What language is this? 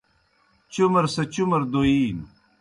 Kohistani Shina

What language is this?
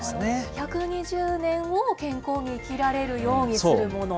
Japanese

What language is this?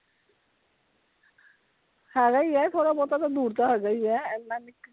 Punjabi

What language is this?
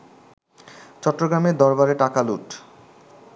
Bangla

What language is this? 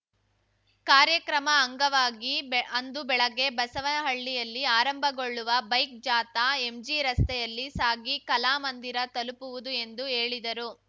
Kannada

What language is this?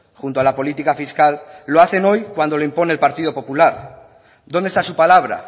Spanish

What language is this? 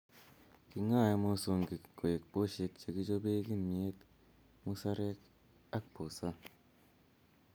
Kalenjin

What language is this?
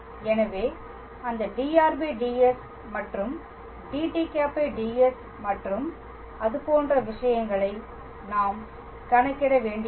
Tamil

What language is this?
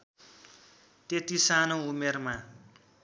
Nepali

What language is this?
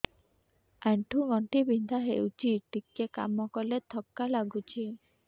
Odia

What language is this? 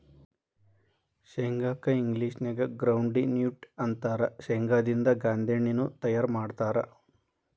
Kannada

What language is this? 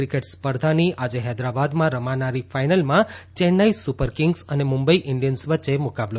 Gujarati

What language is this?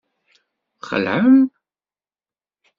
Kabyle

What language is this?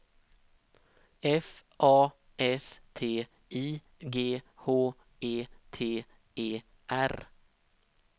Swedish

